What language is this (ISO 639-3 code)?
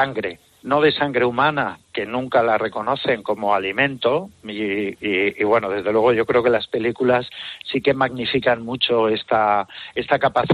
spa